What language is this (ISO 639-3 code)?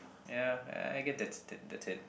eng